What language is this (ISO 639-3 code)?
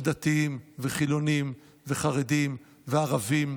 heb